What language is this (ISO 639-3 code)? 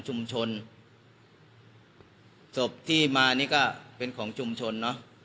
tha